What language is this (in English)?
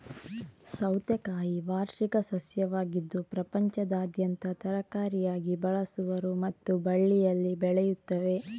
Kannada